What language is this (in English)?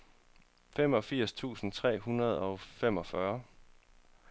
Danish